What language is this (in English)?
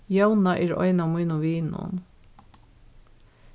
Faroese